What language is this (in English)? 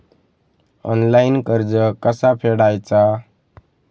Marathi